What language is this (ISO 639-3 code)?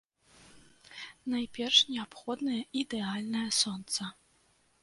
bel